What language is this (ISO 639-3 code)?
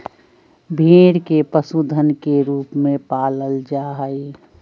mag